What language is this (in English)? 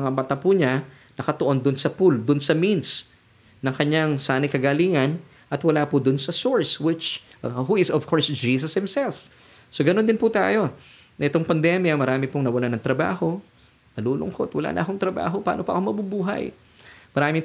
Filipino